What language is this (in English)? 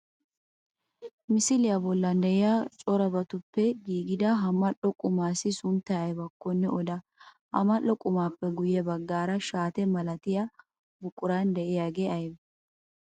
Wolaytta